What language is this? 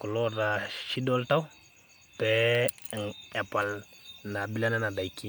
Masai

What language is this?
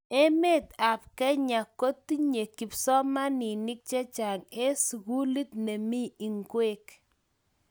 Kalenjin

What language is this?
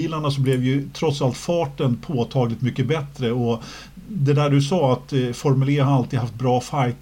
Swedish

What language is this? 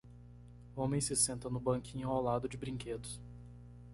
Portuguese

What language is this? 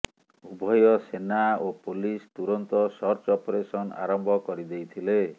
Odia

